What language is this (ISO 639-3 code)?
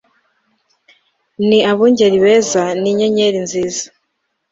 kin